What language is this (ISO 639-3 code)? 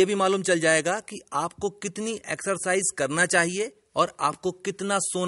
hin